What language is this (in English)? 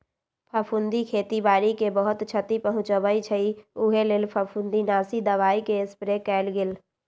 Magahi